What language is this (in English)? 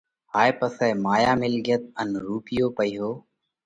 Parkari Koli